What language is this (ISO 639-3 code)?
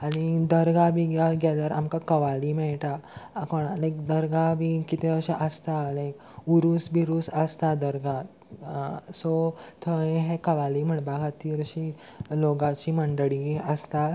kok